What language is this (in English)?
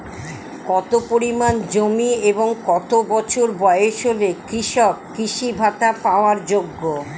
Bangla